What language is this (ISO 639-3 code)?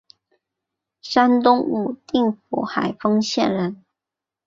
zho